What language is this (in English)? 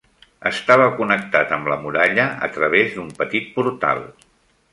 Catalan